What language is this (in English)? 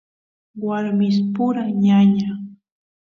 Santiago del Estero Quichua